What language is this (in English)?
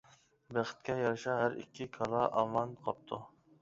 Uyghur